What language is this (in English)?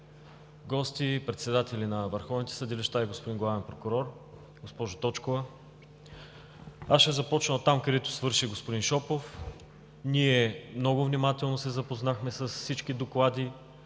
Bulgarian